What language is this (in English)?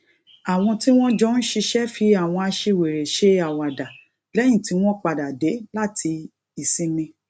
Yoruba